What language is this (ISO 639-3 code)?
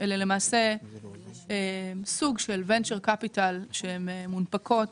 heb